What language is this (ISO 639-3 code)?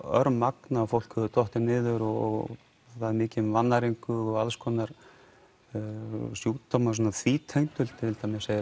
isl